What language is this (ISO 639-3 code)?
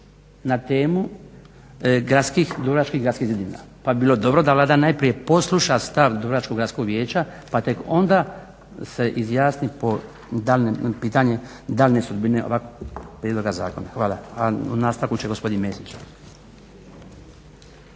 hrv